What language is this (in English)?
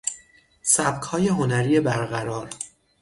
Persian